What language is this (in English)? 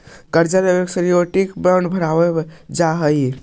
Magahi